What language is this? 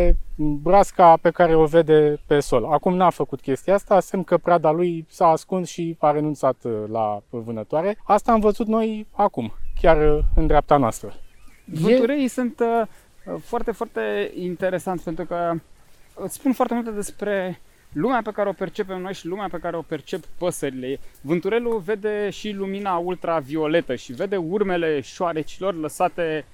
Romanian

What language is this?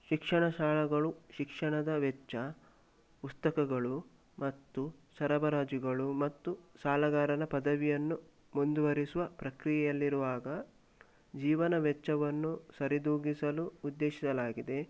Kannada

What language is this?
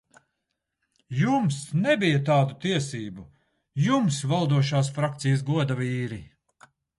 Latvian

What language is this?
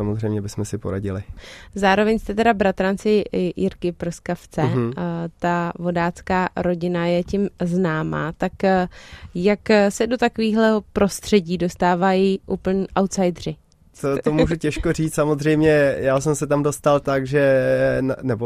Czech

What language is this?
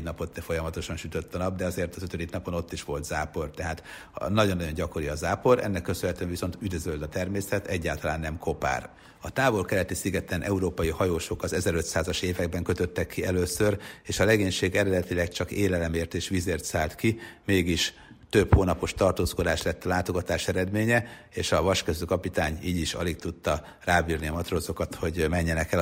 Hungarian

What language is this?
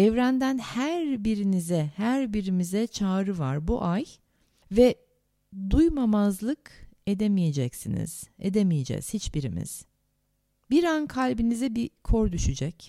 Turkish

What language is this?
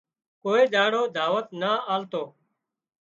Wadiyara Koli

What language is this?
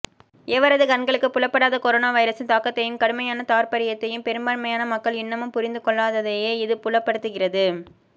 Tamil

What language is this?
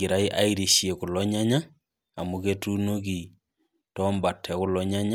Masai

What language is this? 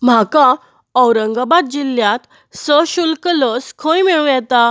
Konkani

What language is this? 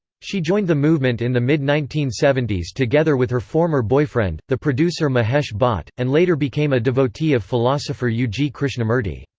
English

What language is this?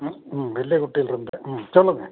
Tamil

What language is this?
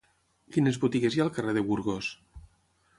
Catalan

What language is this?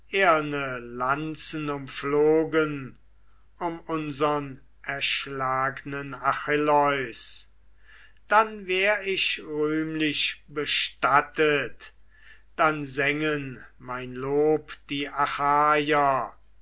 German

